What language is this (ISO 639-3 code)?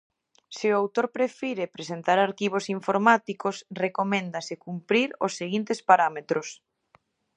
glg